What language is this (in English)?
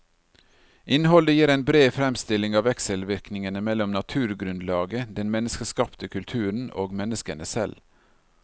Norwegian